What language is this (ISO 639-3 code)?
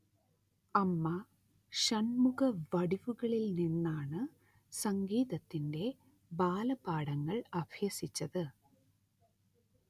mal